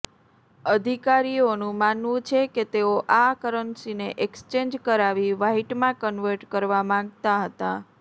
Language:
Gujarati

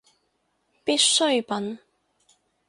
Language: Cantonese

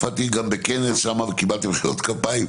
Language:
Hebrew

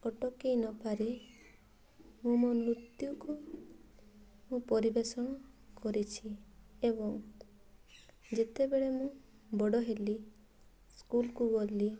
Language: Odia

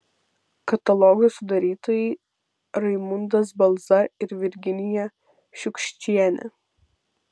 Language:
Lithuanian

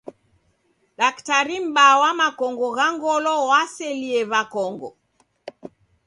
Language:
Taita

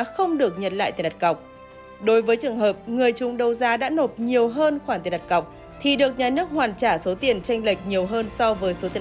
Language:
Vietnamese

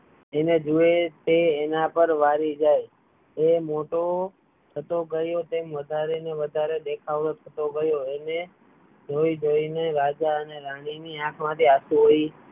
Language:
Gujarati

